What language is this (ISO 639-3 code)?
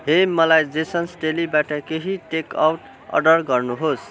nep